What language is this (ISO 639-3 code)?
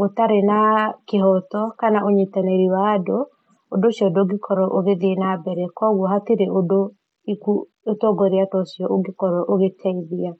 kik